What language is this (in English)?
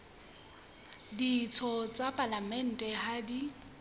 Southern Sotho